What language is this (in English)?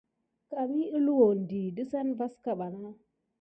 Gidar